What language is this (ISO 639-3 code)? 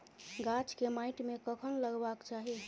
mai